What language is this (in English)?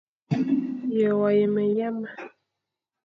Fang